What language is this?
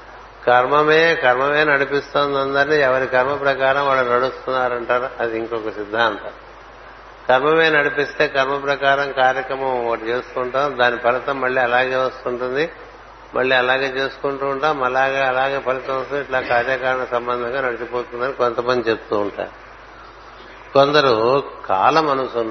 Telugu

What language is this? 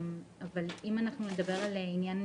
Hebrew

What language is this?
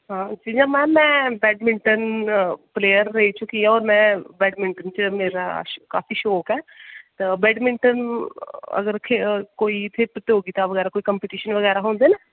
Dogri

